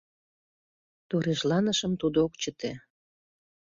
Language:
Mari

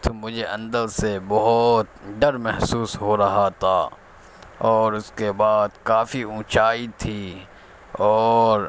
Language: Urdu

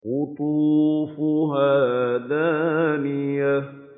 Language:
Arabic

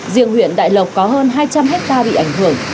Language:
Vietnamese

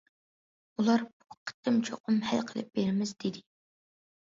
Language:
Uyghur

